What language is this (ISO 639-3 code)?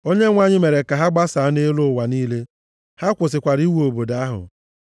ibo